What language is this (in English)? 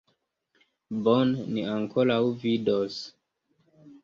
Esperanto